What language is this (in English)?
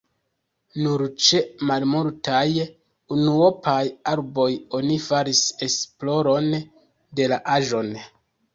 Esperanto